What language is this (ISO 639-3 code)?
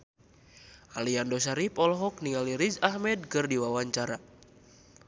sun